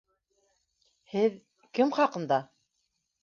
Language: Bashkir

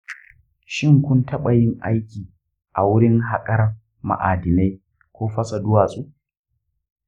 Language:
Hausa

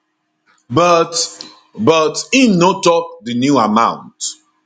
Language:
Nigerian Pidgin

